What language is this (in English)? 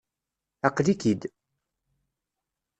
Kabyle